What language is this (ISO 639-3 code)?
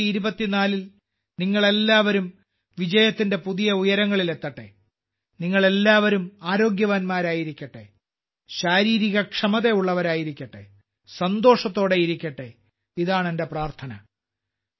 mal